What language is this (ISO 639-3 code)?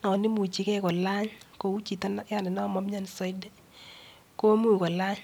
kln